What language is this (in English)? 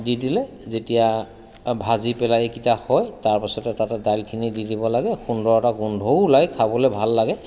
Assamese